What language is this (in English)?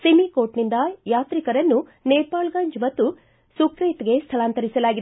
Kannada